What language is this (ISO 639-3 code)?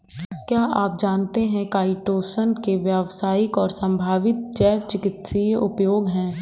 hin